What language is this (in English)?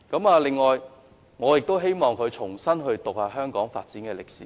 Cantonese